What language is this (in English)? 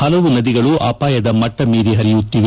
Kannada